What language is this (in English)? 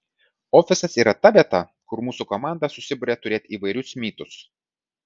Lithuanian